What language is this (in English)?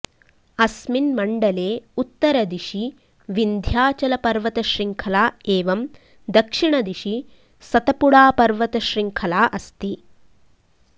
Sanskrit